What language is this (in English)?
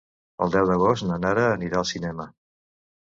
Catalan